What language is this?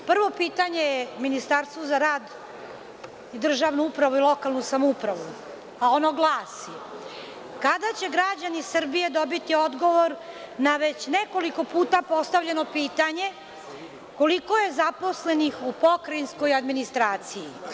Serbian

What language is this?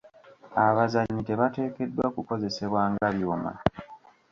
Ganda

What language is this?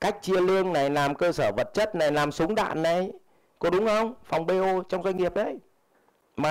Vietnamese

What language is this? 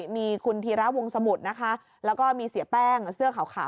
Thai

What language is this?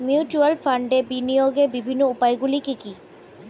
Bangla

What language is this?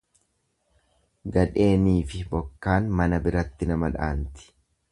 Oromo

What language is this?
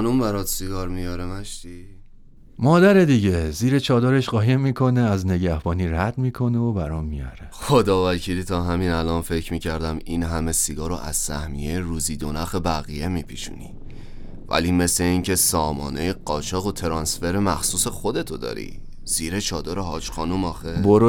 Persian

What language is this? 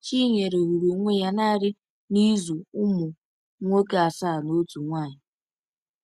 Igbo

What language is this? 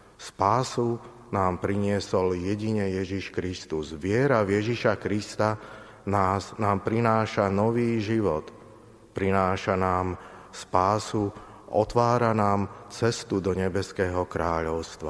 Slovak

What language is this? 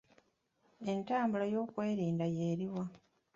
Ganda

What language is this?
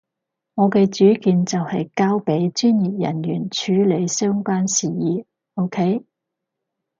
Cantonese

